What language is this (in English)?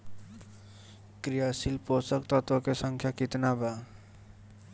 Bhojpuri